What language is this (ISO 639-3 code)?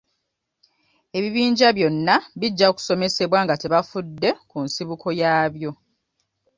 lug